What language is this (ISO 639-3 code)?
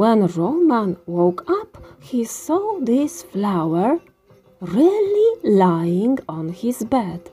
pol